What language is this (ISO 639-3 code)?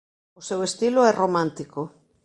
glg